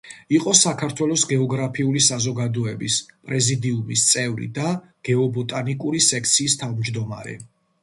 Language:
Georgian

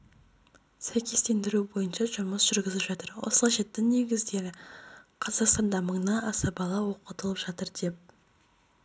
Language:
Kazakh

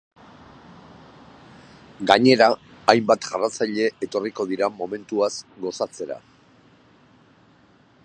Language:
Basque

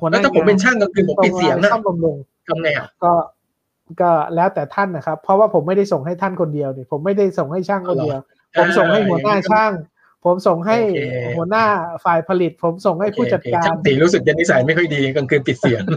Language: Thai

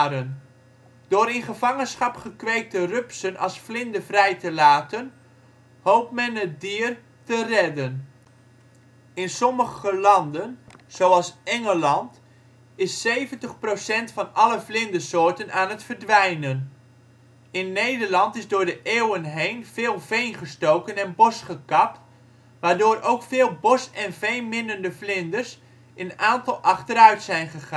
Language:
Dutch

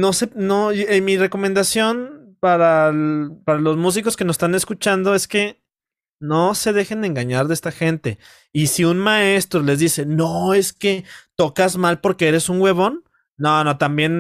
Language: Spanish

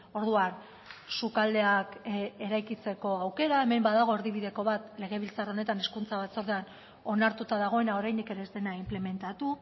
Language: Basque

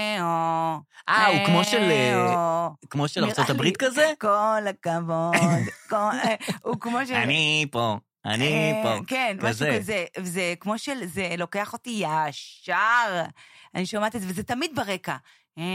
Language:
Hebrew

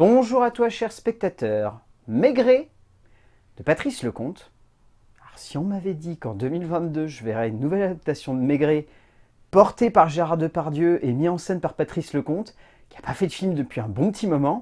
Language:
French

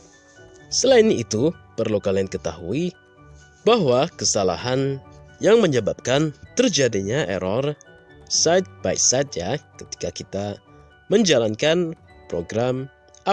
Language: Indonesian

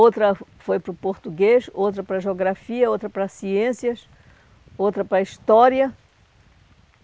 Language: Portuguese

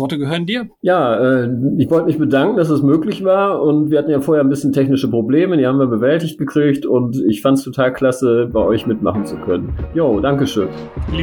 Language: German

